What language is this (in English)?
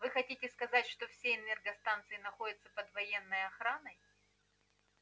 Russian